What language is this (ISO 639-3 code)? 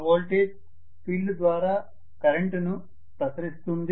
tel